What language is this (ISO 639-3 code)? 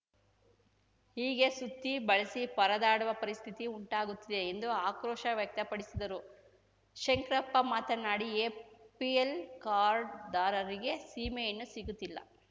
kan